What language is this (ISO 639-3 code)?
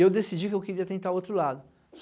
por